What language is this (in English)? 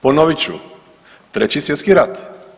Croatian